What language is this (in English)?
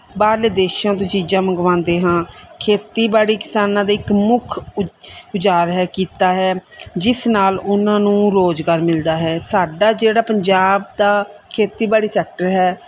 Punjabi